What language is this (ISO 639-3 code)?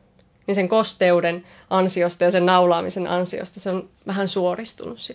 fin